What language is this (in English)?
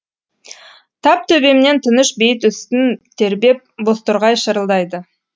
Kazakh